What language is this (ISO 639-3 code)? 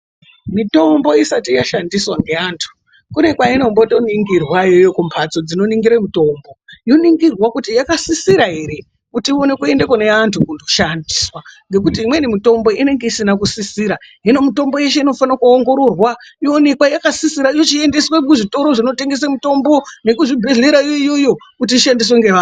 ndc